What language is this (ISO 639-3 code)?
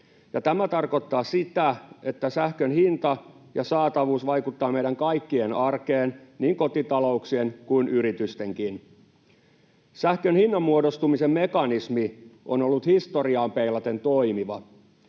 fin